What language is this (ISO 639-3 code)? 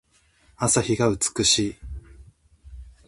jpn